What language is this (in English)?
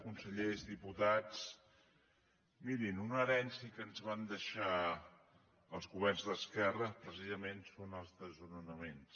Catalan